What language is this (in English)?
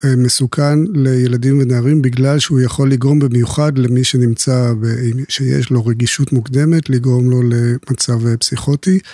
Hebrew